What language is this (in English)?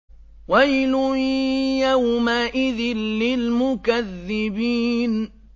Arabic